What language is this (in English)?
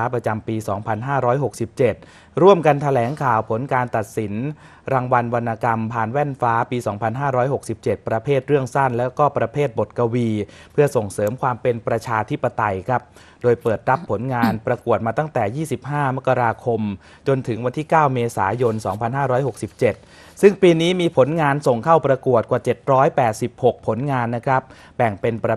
Thai